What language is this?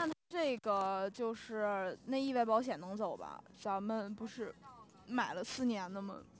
Chinese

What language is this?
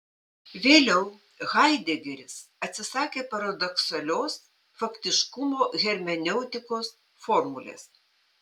Lithuanian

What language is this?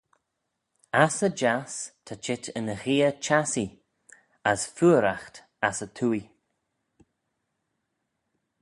Manx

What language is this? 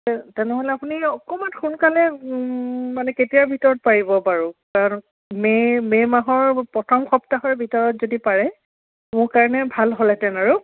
Assamese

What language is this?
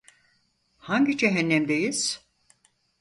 Turkish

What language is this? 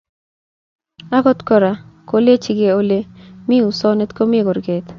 Kalenjin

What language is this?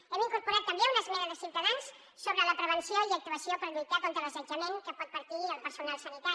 Catalan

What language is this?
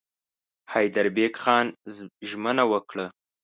Pashto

